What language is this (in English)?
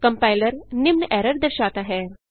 Hindi